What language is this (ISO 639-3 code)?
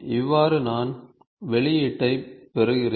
tam